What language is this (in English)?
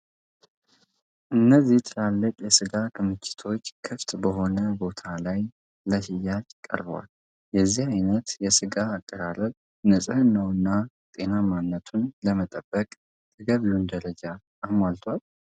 Amharic